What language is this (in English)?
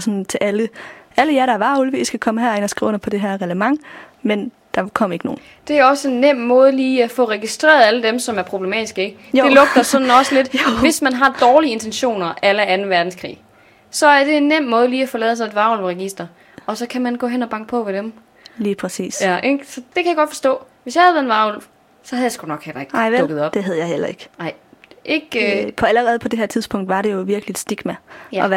Danish